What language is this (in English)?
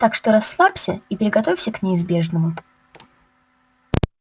Russian